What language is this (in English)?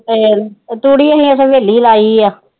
Punjabi